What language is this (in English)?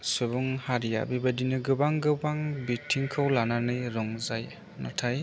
Bodo